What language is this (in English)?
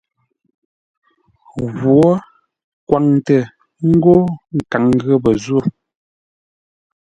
Ngombale